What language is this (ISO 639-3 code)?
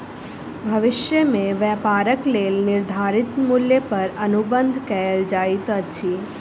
mai